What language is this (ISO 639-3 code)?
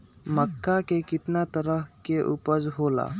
mag